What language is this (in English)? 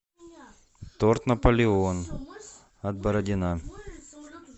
Russian